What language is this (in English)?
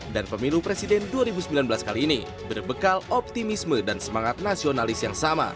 Indonesian